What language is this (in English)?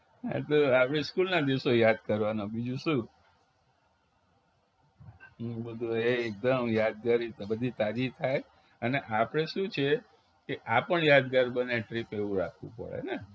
Gujarati